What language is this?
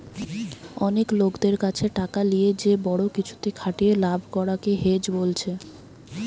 Bangla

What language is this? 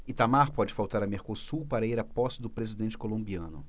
Portuguese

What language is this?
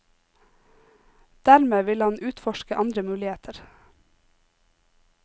Norwegian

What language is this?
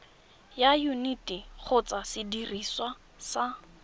Tswana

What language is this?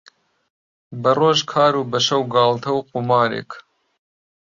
Central Kurdish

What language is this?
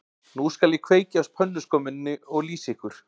Icelandic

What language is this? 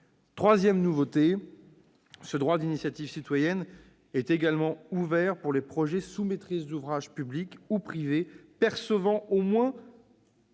French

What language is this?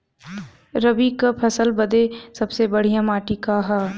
Bhojpuri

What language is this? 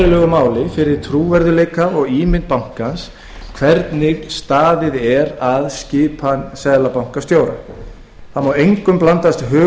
Icelandic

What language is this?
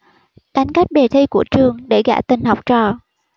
Vietnamese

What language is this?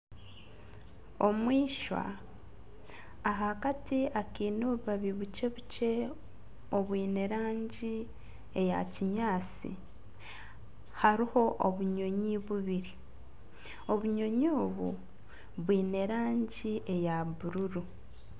Nyankole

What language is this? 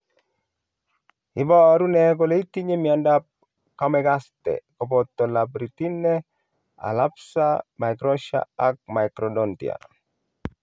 Kalenjin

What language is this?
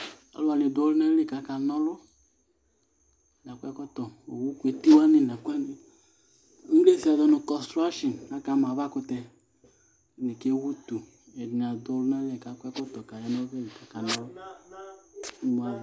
Ikposo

